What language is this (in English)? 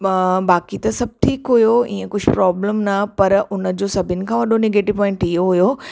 Sindhi